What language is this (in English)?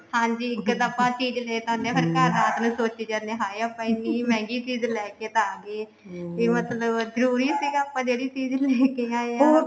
Punjabi